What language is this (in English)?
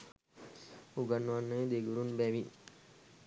Sinhala